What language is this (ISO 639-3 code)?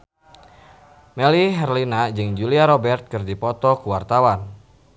sun